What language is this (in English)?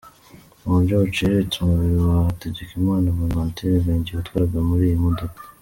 Kinyarwanda